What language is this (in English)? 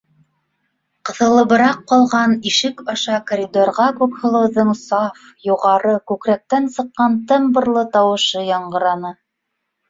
Bashkir